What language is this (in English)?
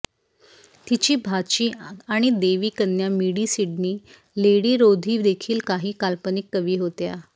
Marathi